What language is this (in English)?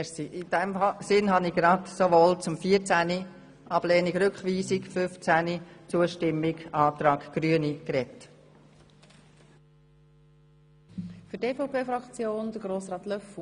Swiss German